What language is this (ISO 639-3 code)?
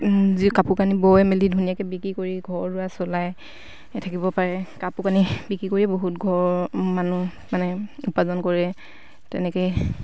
asm